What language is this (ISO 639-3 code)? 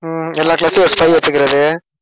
tam